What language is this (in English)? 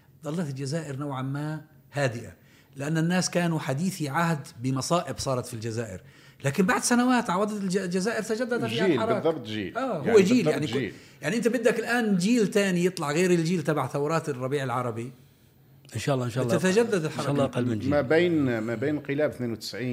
Arabic